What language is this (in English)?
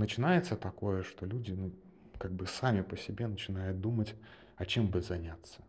Russian